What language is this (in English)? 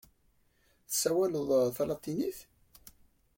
Kabyle